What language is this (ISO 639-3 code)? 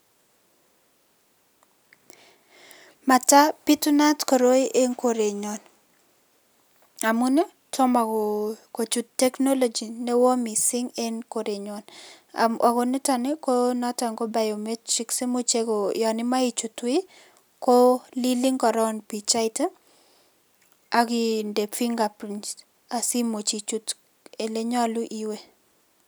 kln